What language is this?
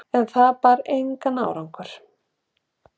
Icelandic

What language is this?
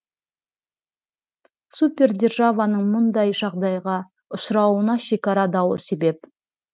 Kazakh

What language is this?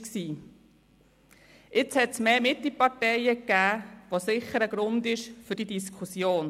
Swiss German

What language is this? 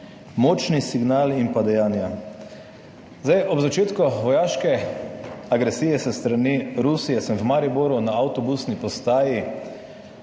Slovenian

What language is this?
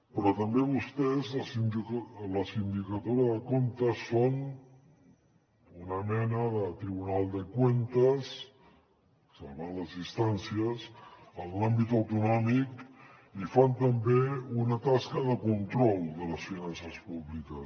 Catalan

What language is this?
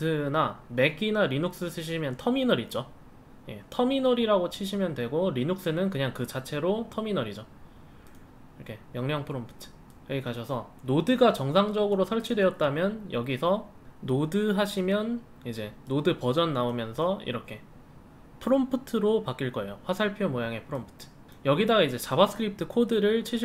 Korean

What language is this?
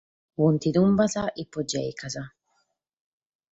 Sardinian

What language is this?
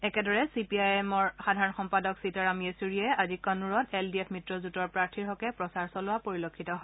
Assamese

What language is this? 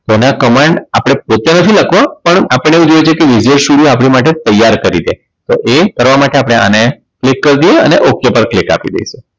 Gujarati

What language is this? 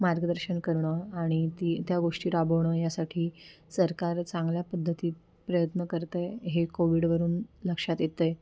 Marathi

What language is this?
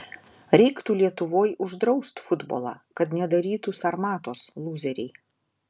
Lithuanian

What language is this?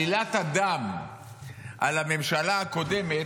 Hebrew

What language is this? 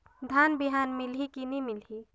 Chhattisgarhi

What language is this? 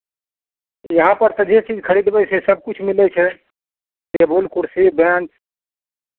Maithili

